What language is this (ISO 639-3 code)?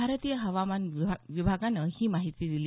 mar